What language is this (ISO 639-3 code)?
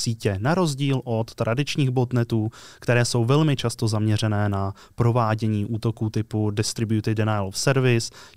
ces